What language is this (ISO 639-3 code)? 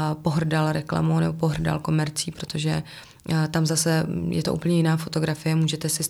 ces